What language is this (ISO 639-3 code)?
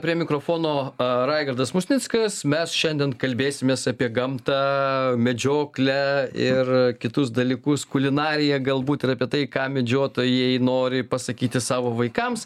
lit